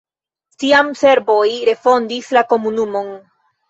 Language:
Esperanto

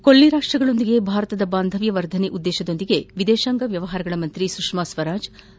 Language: Kannada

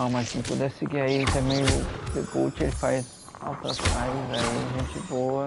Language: Portuguese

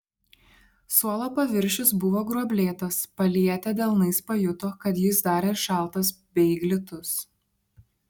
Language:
Lithuanian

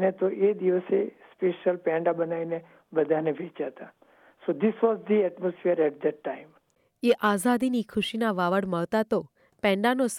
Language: Gujarati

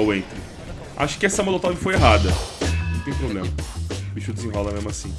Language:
Portuguese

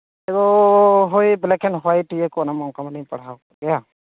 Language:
Santali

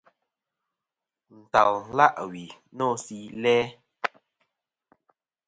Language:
Kom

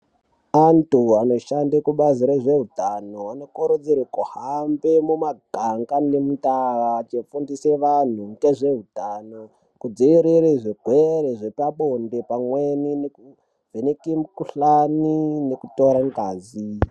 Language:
Ndau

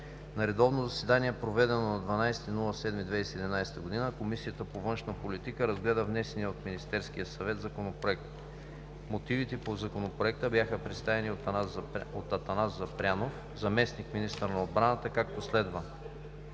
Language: Bulgarian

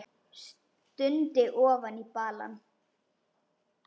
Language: Icelandic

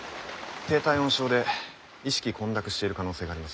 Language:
Japanese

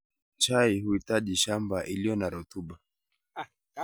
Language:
Kalenjin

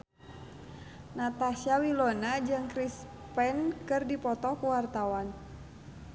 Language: Sundanese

